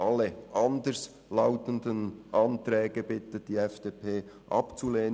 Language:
Swiss German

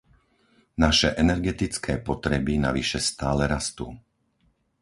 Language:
Slovak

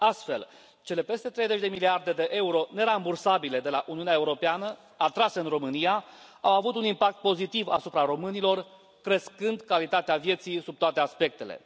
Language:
Romanian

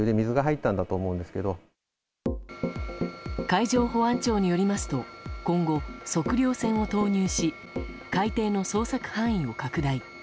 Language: Japanese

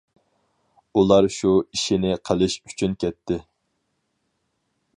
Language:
Uyghur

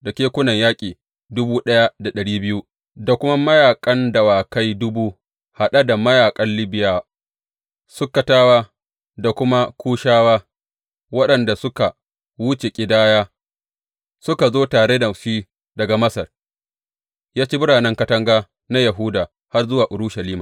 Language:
Hausa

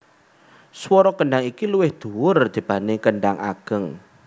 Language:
Javanese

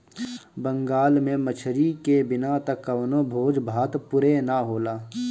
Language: Bhojpuri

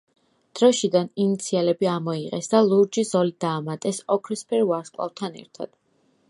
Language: Georgian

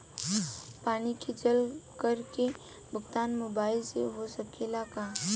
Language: Bhojpuri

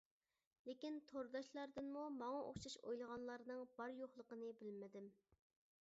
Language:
Uyghur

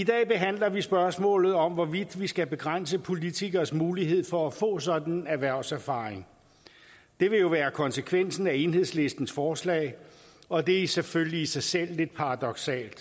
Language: Danish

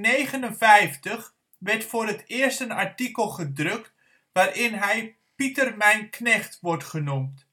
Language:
Dutch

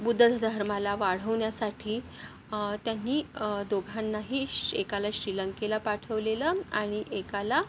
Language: Marathi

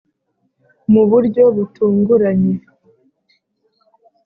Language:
Kinyarwanda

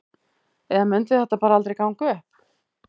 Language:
Icelandic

